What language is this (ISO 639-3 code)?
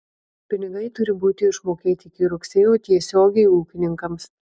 lit